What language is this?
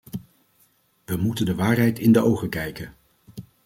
Dutch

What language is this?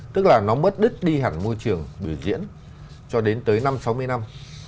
Vietnamese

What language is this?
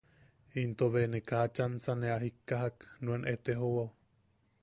Yaqui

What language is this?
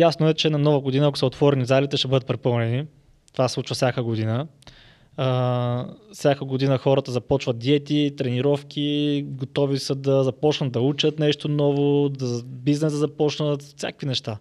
Bulgarian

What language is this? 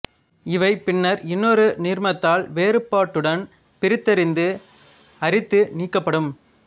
Tamil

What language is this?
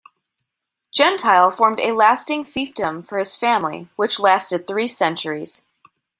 English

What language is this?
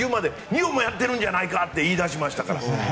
Japanese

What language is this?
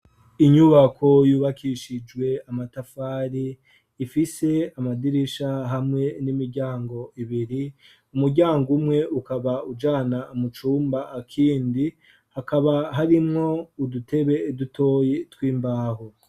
Rundi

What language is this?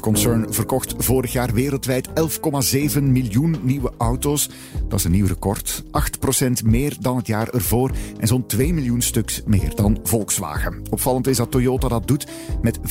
Dutch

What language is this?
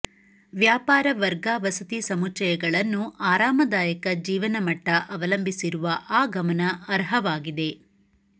Kannada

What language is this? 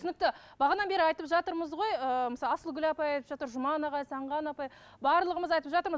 Kazakh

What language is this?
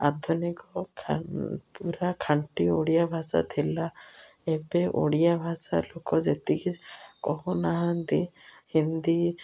Odia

